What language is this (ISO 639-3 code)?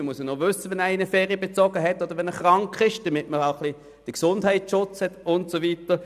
gsw